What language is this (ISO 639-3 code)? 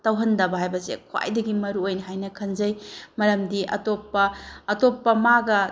mni